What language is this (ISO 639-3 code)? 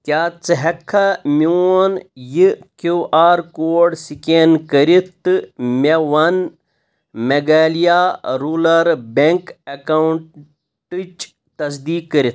kas